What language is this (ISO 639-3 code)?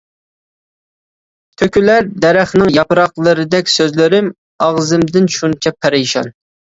uig